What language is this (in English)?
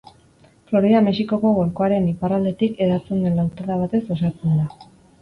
Basque